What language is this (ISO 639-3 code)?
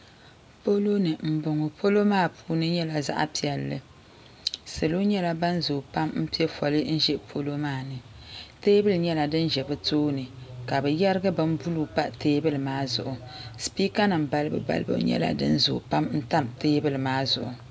dag